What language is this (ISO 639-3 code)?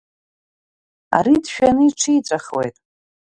abk